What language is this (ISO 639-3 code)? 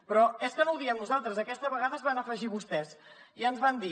cat